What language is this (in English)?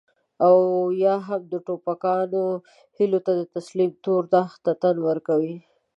Pashto